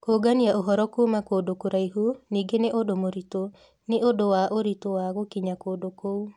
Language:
Kikuyu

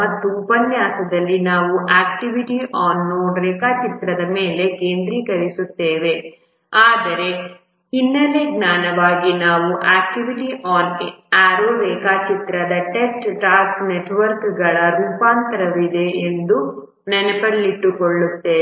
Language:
Kannada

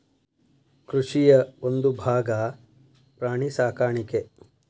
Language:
Kannada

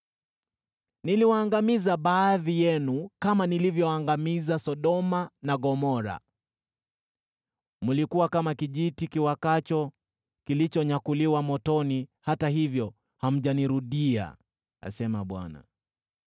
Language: Swahili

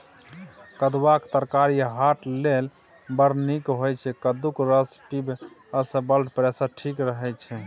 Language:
Maithili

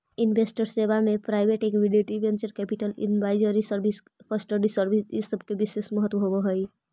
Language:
Magahi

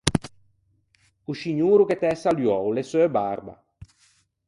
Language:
Ligurian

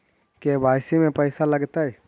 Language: Magahi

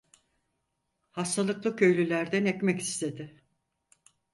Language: Turkish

